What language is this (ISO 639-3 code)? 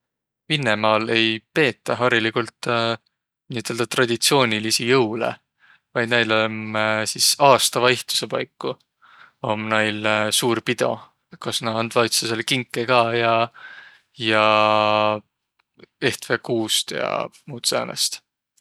vro